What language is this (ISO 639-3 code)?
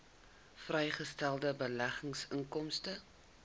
afr